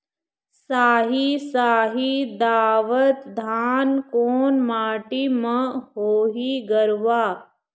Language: Chhattisgarhi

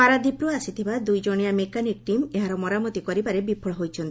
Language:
Odia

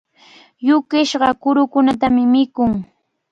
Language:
Cajatambo North Lima Quechua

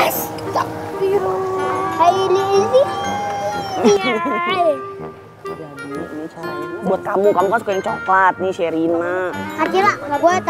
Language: Indonesian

